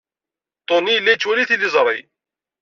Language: Kabyle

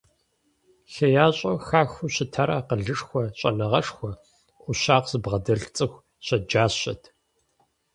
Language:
Kabardian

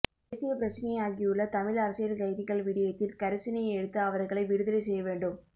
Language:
Tamil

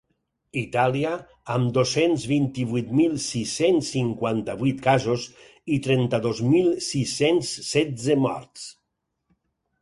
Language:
Catalan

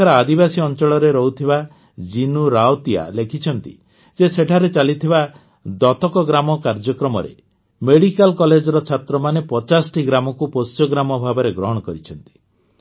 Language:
Odia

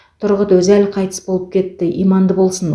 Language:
Kazakh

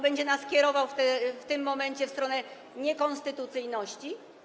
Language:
Polish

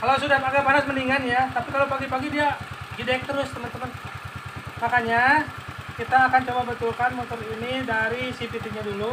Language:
Indonesian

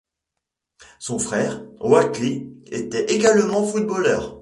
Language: French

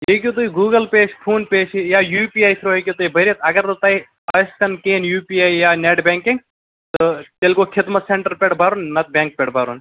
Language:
Kashmiri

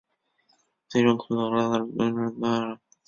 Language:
Chinese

